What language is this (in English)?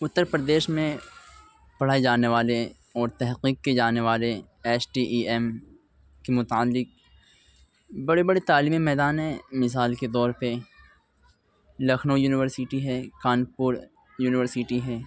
Urdu